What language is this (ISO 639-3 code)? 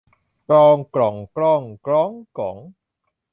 tha